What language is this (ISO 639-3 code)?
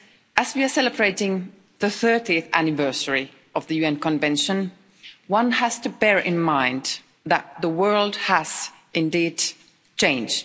eng